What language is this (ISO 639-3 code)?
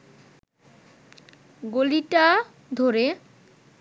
ben